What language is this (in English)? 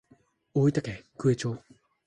Japanese